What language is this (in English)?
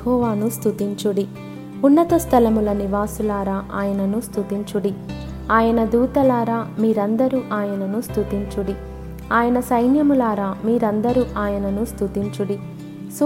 Telugu